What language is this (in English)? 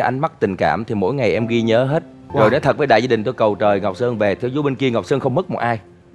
Vietnamese